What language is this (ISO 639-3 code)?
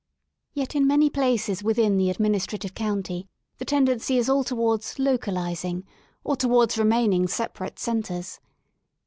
eng